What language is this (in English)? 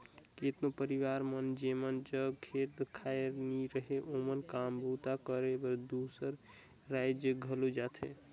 Chhattisgarhi